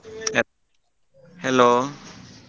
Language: Kannada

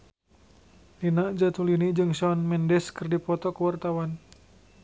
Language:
Sundanese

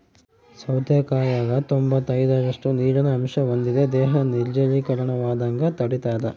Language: Kannada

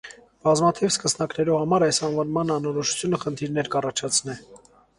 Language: Armenian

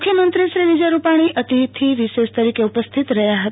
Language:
Gujarati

